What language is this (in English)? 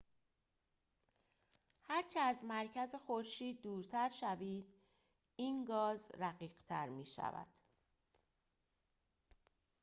Persian